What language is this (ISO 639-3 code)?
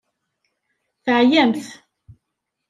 kab